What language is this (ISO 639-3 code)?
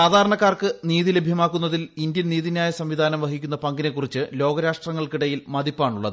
mal